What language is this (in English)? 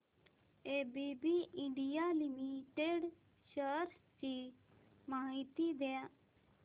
Marathi